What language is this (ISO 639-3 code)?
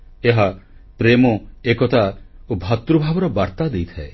ori